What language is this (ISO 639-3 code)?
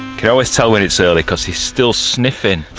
eng